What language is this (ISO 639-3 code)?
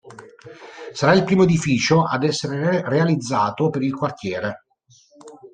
ita